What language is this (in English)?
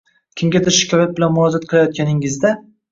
Uzbek